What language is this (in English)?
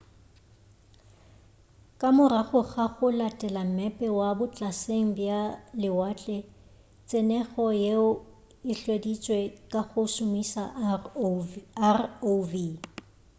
Northern Sotho